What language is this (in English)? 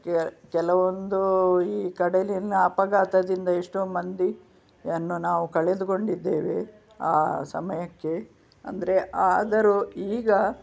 Kannada